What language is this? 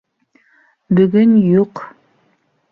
Bashkir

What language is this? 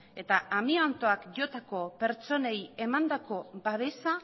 Basque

